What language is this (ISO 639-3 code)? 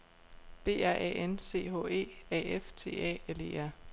dan